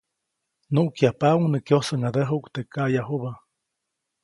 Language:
Copainalá Zoque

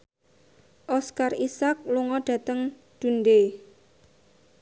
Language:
Javanese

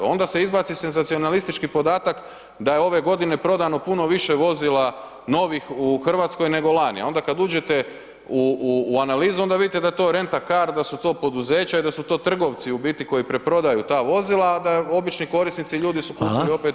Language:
Croatian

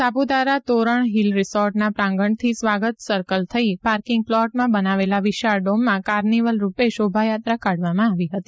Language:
Gujarati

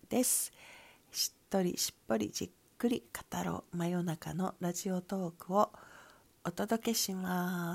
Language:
Japanese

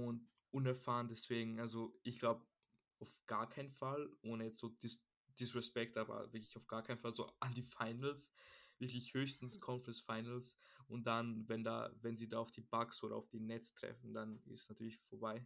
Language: German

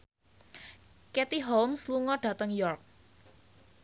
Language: Javanese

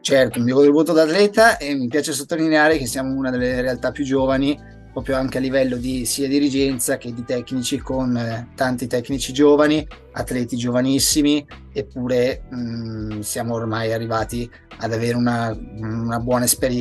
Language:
Italian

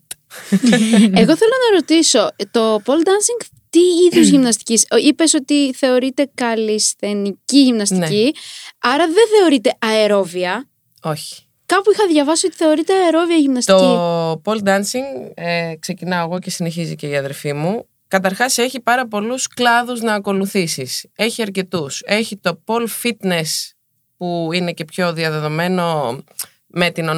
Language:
Greek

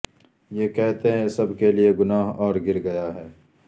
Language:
Urdu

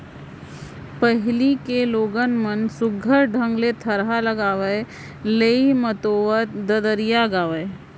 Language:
Chhattisgarhi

